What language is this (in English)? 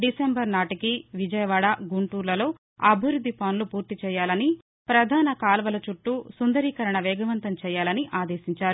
Telugu